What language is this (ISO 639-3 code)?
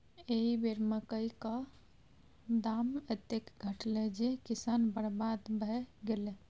mai